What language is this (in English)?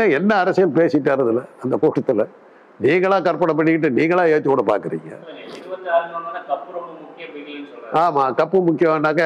Arabic